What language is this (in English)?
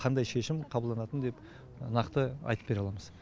Kazakh